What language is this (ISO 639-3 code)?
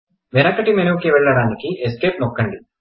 tel